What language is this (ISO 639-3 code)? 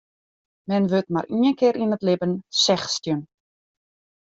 fry